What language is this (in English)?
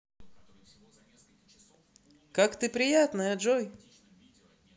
Russian